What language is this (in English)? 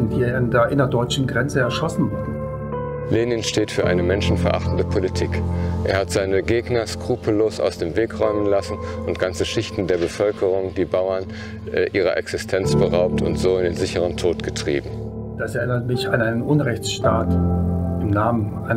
German